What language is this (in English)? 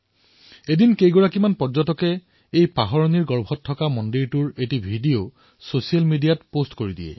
Assamese